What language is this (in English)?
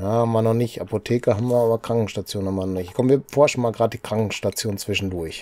German